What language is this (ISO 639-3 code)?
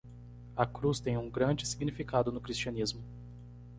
por